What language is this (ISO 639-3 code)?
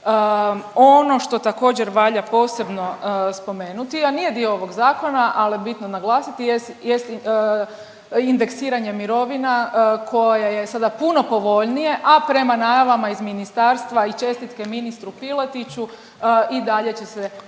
hrv